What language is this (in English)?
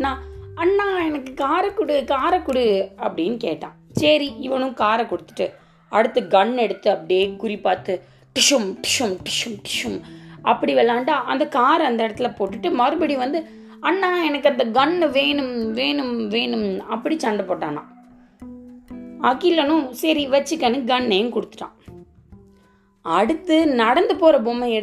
Tamil